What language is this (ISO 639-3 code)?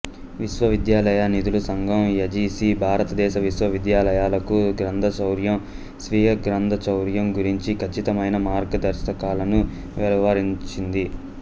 tel